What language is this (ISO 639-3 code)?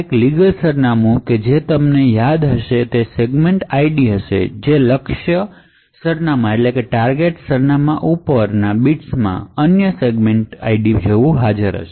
guj